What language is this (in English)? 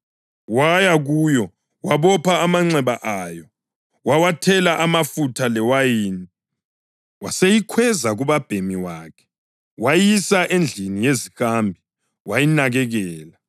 North Ndebele